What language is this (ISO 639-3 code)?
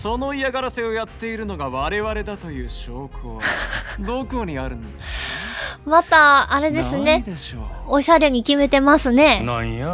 jpn